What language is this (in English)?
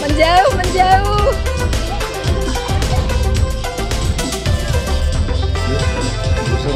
Indonesian